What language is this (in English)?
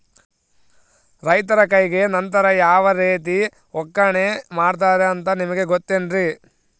Kannada